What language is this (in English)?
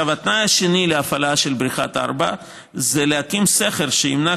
Hebrew